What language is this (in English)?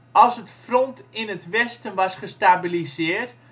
Dutch